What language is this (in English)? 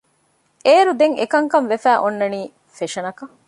Divehi